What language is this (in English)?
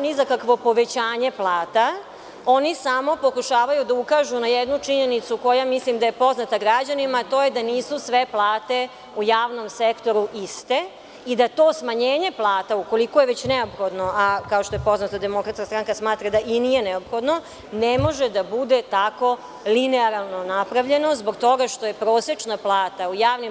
Serbian